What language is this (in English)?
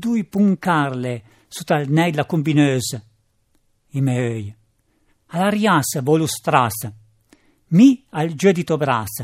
Italian